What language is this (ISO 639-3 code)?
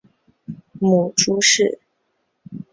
zho